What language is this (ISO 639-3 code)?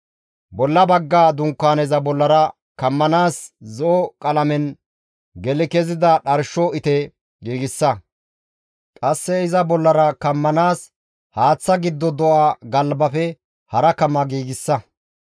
gmv